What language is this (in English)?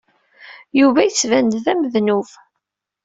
Kabyle